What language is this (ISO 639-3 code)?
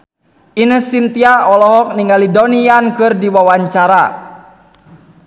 sun